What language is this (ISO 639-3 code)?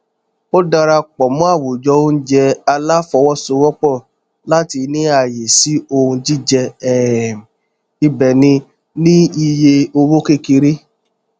yor